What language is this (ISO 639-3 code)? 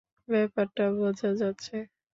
ben